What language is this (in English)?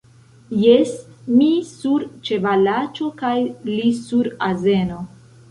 Esperanto